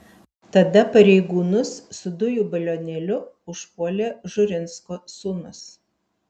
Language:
Lithuanian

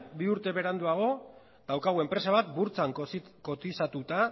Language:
Basque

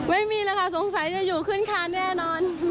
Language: Thai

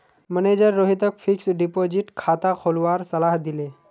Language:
Magahi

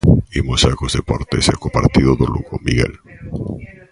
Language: Galician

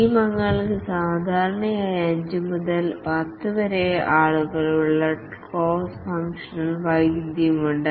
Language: Malayalam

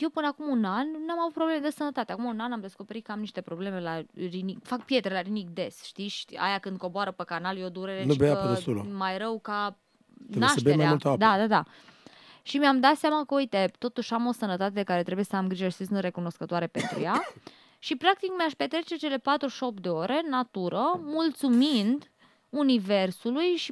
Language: Romanian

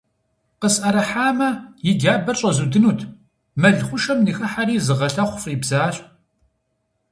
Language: Kabardian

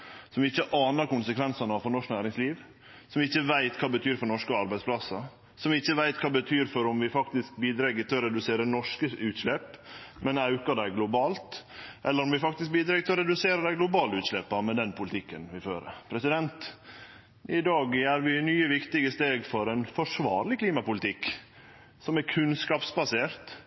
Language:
Norwegian Nynorsk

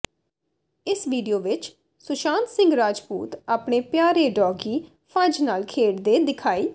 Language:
Punjabi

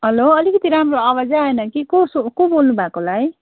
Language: Nepali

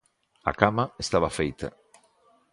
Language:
Galician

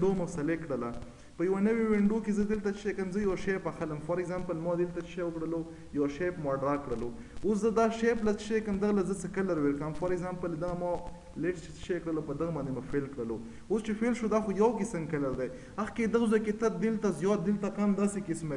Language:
Romanian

